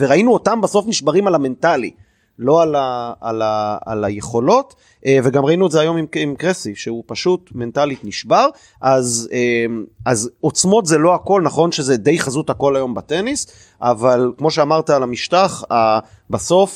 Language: Hebrew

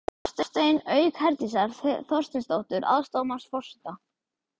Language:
Icelandic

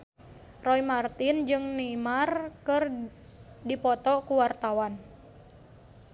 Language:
Sundanese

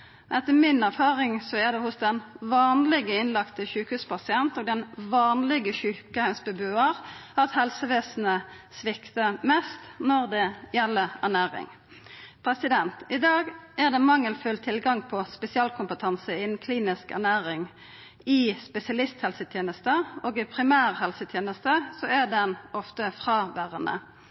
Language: Norwegian Nynorsk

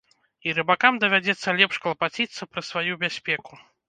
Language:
Belarusian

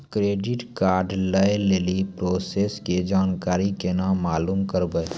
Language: Maithili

